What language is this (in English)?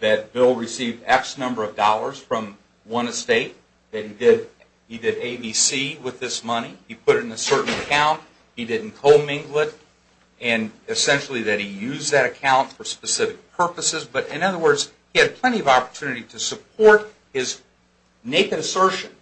English